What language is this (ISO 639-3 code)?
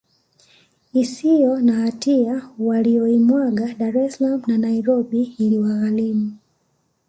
swa